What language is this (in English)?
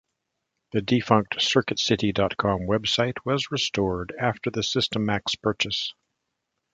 English